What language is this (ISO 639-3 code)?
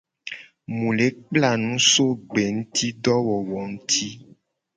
gej